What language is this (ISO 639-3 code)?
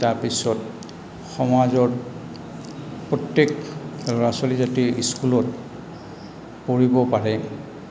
asm